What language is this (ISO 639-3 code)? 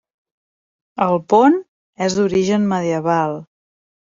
cat